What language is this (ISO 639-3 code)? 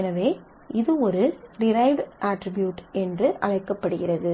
tam